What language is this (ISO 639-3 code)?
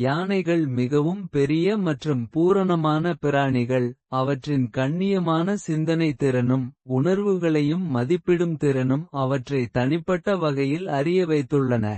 kfe